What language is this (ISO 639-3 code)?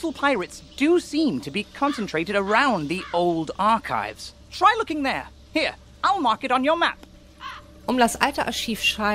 deu